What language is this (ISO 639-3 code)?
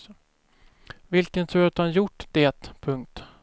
swe